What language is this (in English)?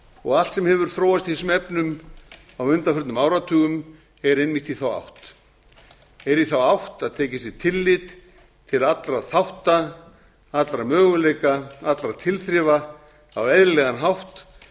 Icelandic